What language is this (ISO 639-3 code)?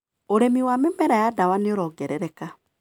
kik